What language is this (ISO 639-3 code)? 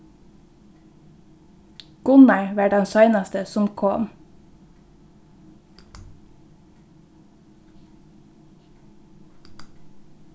fao